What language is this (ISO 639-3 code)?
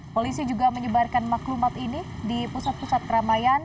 ind